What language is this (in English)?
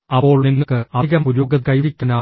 Malayalam